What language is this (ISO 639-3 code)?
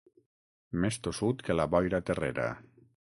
cat